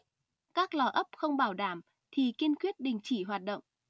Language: Vietnamese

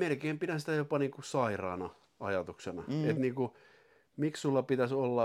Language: Finnish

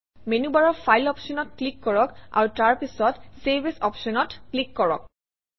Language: Assamese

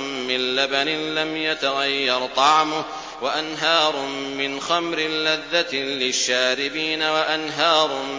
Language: Arabic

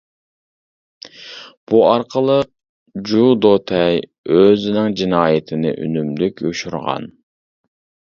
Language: Uyghur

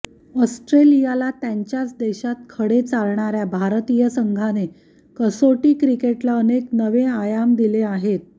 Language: Marathi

